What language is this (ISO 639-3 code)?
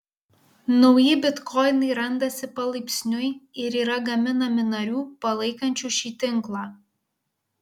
lit